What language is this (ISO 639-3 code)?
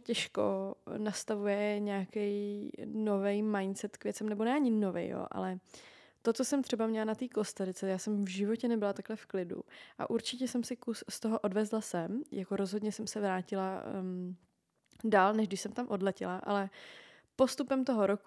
ces